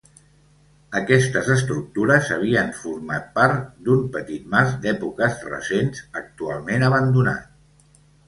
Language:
Catalan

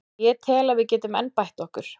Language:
Icelandic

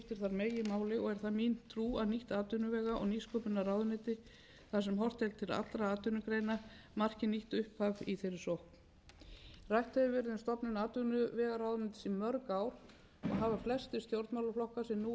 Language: Icelandic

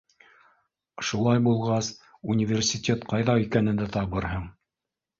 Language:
Bashkir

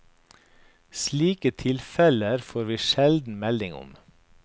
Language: Norwegian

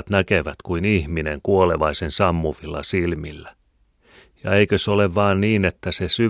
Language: Finnish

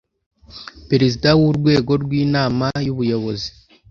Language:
Kinyarwanda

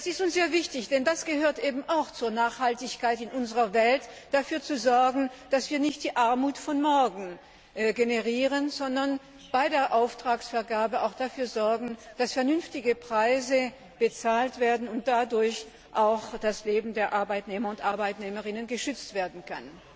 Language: German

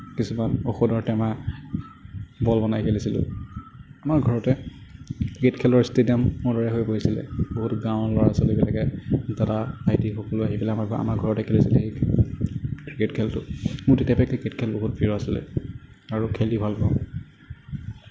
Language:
Assamese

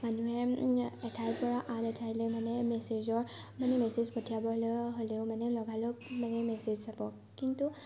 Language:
Assamese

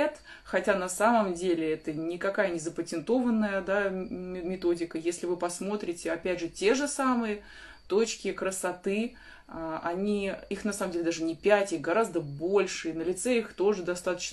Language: Russian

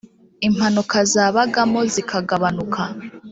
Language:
Kinyarwanda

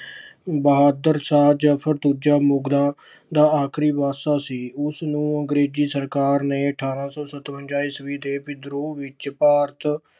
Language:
Punjabi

